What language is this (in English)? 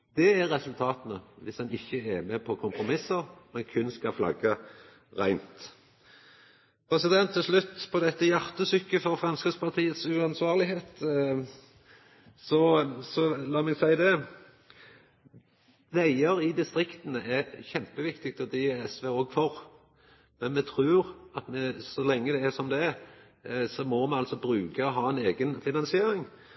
Norwegian Nynorsk